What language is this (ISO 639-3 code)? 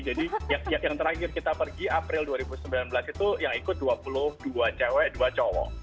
ind